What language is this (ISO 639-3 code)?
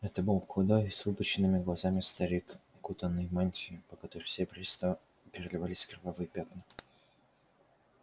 rus